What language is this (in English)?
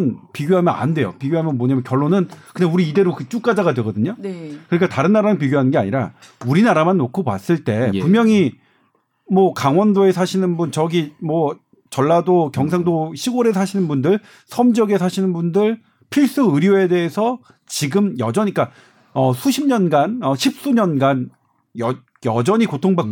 Korean